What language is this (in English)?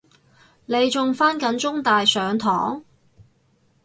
Cantonese